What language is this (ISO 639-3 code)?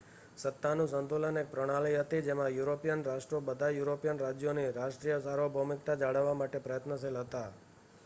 guj